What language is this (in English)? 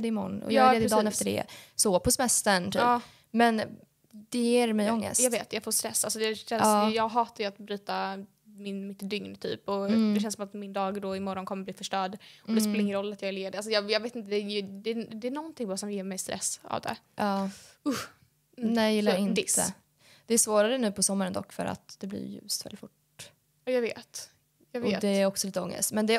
Swedish